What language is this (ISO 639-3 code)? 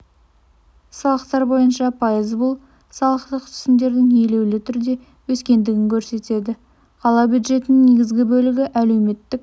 kaz